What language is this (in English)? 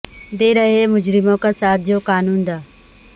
Urdu